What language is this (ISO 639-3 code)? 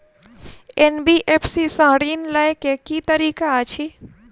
mai